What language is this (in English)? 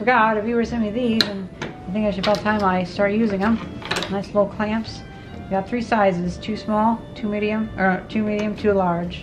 English